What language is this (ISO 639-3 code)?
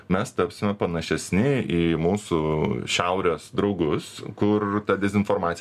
lit